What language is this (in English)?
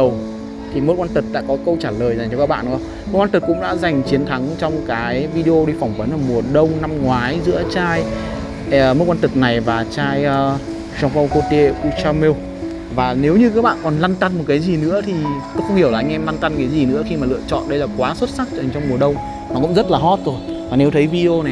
Vietnamese